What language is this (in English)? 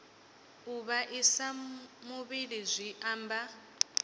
Venda